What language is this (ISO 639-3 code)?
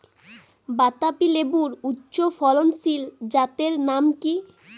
ben